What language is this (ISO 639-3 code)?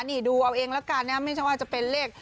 tha